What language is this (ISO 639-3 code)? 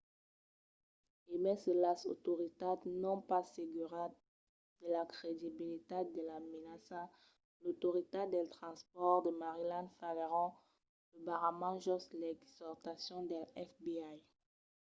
oci